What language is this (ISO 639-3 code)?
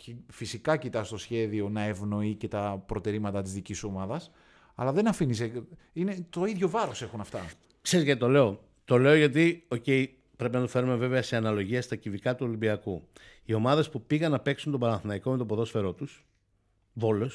ell